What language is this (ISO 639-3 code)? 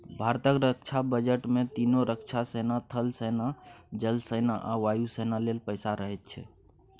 mai